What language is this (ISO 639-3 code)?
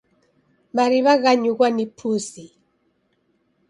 dav